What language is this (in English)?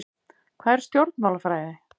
Icelandic